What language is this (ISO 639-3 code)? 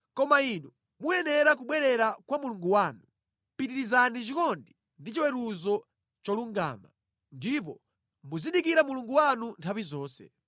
nya